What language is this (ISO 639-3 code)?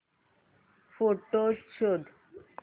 mar